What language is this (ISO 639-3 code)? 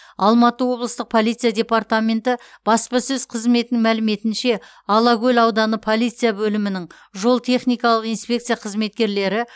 kaz